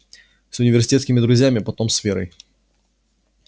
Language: Russian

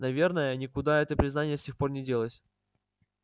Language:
Russian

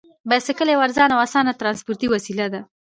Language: Pashto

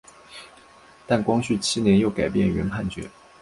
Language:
Chinese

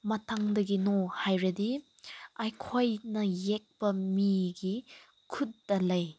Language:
Manipuri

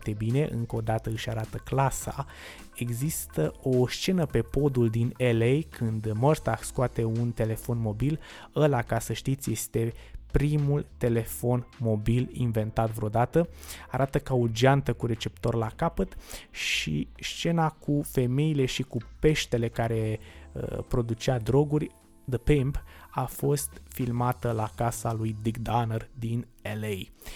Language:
Romanian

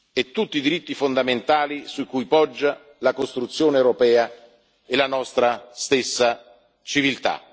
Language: Italian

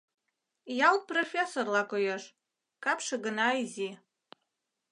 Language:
Mari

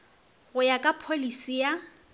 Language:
Northern Sotho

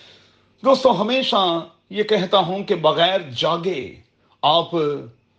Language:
Urdu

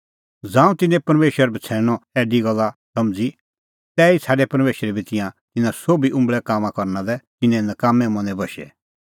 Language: Kullu Pahari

